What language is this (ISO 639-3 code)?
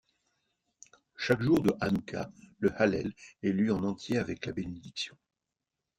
fra